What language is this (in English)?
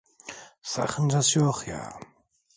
Turkish